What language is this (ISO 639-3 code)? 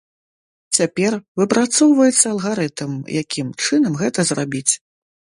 bel